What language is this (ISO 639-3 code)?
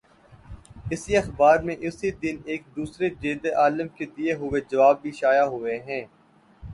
urd